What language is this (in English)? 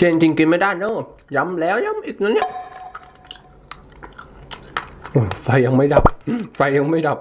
Thai